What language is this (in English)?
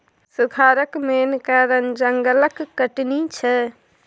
Maithili